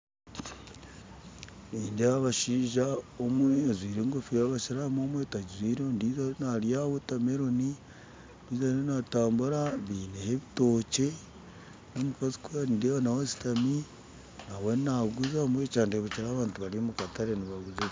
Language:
Nyankole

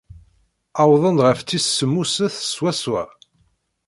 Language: Kabyle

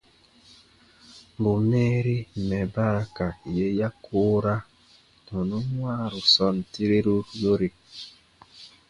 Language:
Baatonum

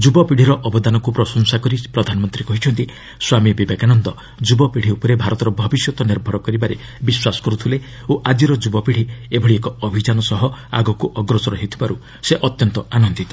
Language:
Odia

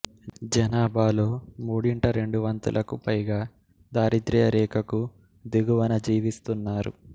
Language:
Telugu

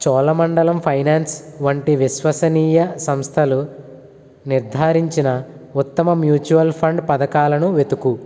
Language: Telugu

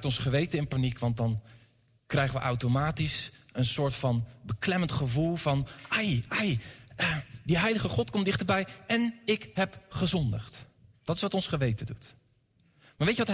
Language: Dutch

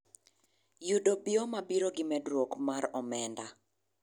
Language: Luo (Kenya and Tanzania)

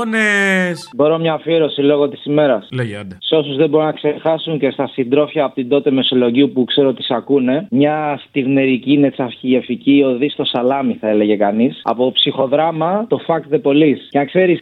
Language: Greek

